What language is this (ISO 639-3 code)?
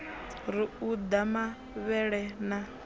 ven